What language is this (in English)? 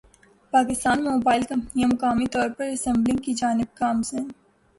Urdu